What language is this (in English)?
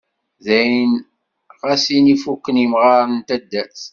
Kabyle